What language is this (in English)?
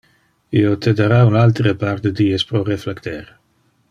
Interlingua